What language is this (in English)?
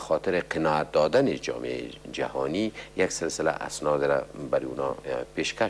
Persian